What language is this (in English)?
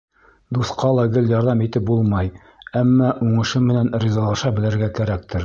Bashkir